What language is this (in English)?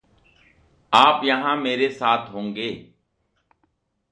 Hindi